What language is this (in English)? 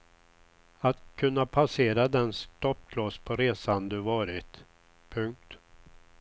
Swedish